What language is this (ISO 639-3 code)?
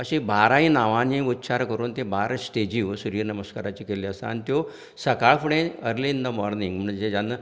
kok